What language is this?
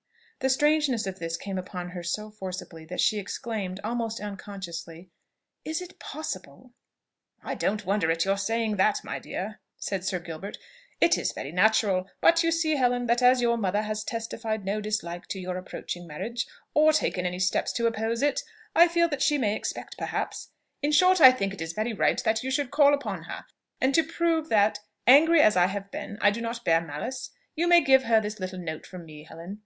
English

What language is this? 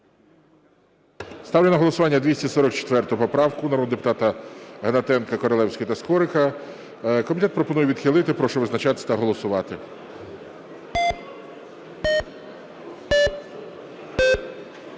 Ukrainian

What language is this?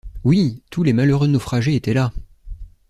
French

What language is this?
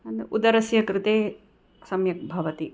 Sanskrit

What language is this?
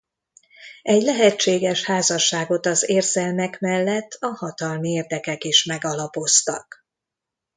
Hungarian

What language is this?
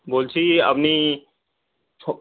Bangla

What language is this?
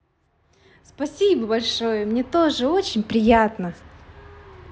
Russian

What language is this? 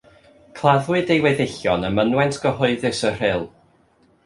Welsh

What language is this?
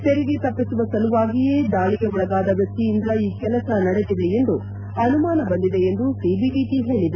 Kannada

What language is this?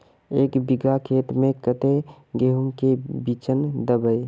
Magahi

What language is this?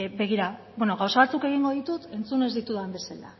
Basque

